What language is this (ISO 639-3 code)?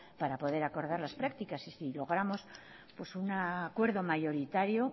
spa